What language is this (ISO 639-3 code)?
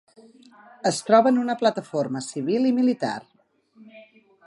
cat